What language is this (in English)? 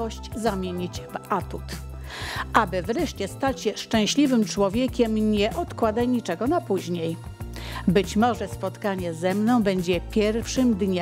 Polish